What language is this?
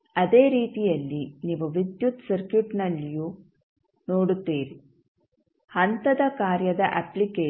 Kannada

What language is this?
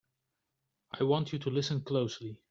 English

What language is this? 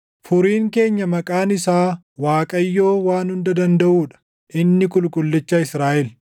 Oromo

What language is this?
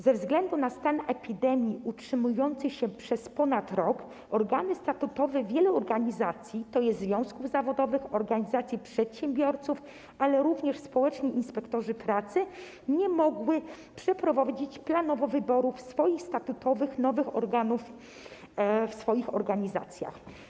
Polish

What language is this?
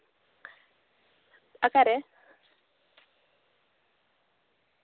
Santali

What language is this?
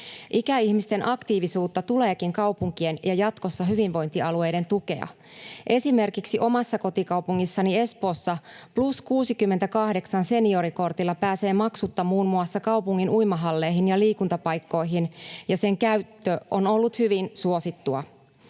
Finnish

